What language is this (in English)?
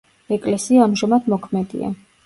Georgian